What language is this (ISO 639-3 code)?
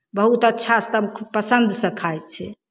mai